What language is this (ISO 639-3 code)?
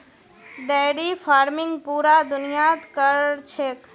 mag